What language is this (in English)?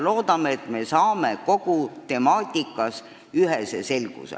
Estonian